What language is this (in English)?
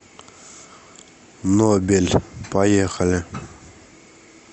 Russian